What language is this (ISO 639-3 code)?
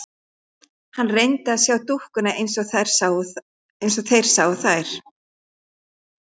isl